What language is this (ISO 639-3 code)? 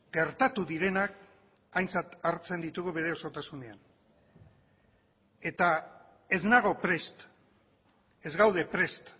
eus